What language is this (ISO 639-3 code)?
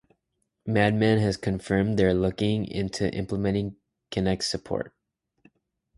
eng